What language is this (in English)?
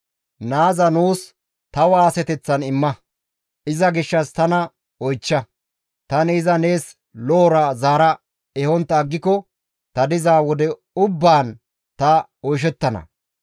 Gamo